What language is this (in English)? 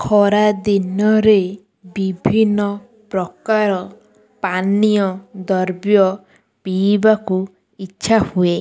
Odia